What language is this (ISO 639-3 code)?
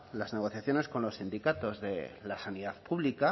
spa